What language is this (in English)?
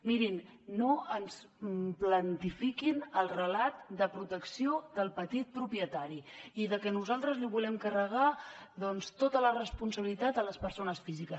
Catalan